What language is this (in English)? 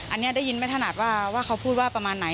Thai